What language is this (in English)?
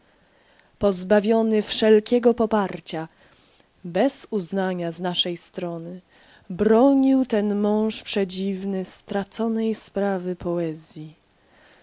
Polish